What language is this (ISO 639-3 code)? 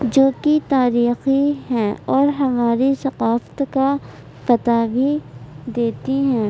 urd